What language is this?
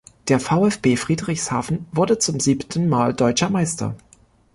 German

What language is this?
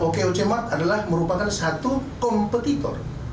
Indonesian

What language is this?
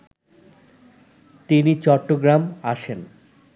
Bangla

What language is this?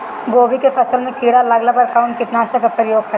Bhojpuri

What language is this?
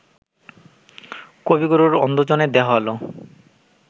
Bangla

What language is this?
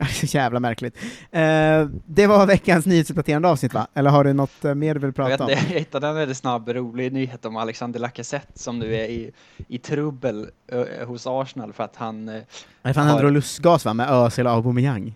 Swedish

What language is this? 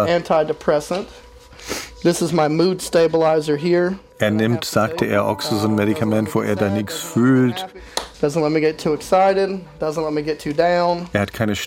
German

